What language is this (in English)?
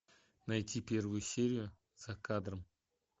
Russian